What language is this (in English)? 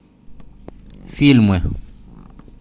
Russian